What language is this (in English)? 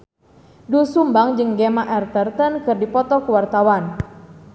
Sundanese